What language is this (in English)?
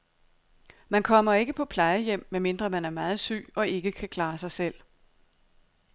Danish